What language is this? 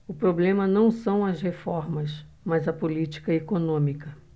Portuguese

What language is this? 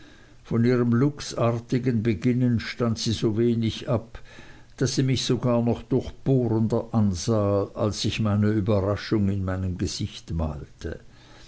German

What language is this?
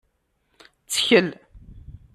Kabyle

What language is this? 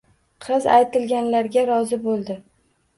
Uzbek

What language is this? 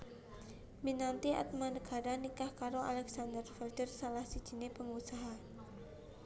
Javanese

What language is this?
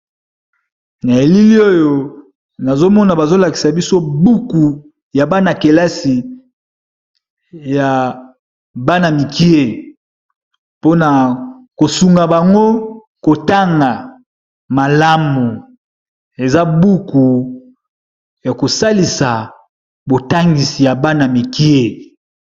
Lingala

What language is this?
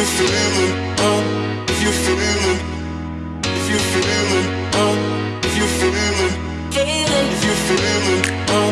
English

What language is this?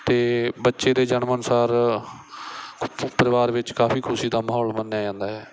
Punjabi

